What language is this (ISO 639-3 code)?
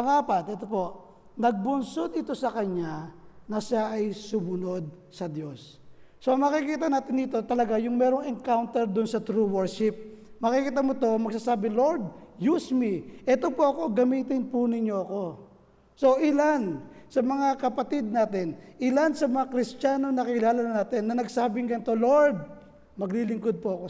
fil